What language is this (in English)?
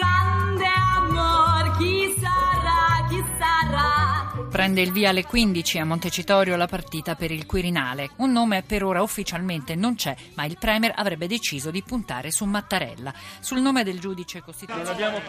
Italian